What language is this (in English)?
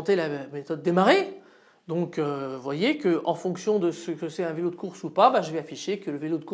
French